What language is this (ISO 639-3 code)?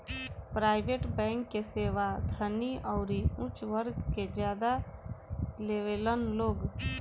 bho